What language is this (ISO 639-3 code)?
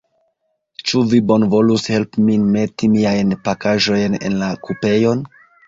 epo